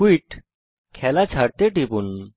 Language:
Bangla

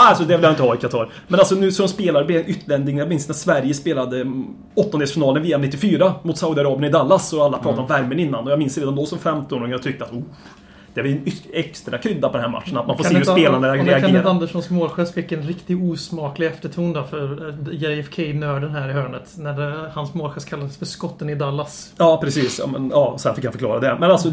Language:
Swedish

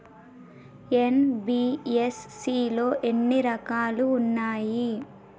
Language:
Telugu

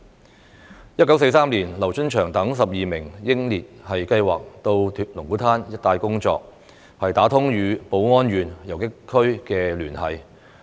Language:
Cantonese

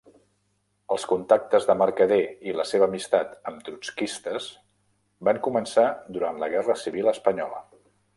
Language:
Catalan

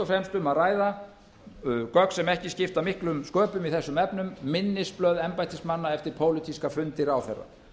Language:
Icelandic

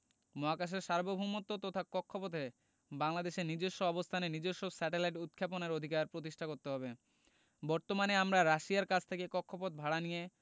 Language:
Bangla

